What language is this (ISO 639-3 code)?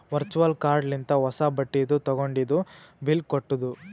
kan